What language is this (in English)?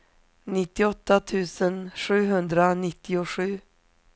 Swedish